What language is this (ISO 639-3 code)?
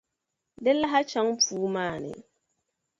dag